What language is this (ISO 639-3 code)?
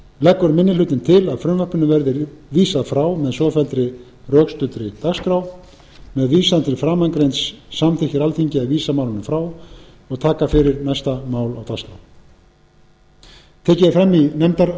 isl